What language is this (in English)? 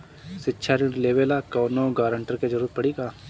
Bhojpuri